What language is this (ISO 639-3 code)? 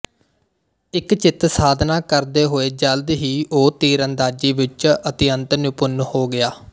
pan